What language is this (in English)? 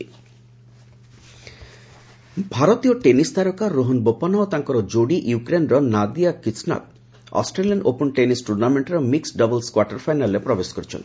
Odia